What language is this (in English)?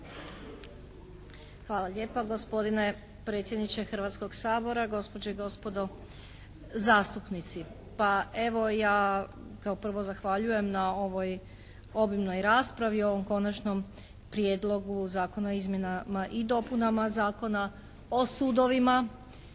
Croatian